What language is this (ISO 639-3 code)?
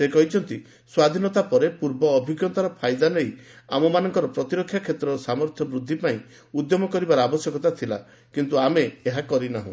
ori